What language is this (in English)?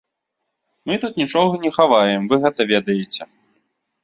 Belarusian